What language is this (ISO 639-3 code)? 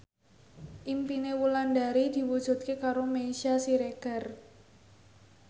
jav